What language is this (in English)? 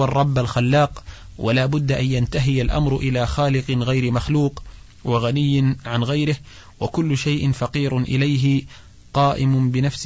Arabic